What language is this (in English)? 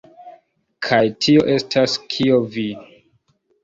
Esperanto